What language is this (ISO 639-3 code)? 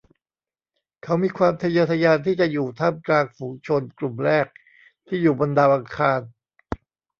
tha